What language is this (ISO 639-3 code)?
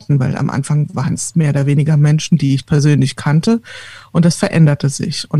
deu